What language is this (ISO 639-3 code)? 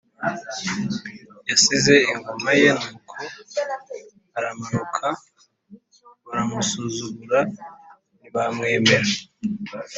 kin